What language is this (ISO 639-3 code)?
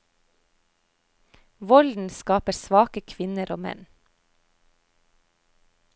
nor